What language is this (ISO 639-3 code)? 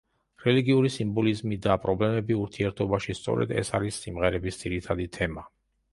kat